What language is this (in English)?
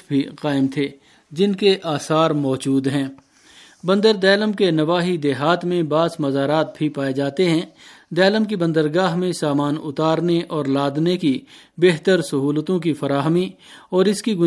Urdu